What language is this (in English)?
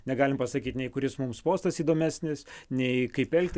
Lithuanian